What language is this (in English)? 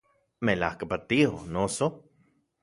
Central Puebla Nahuatl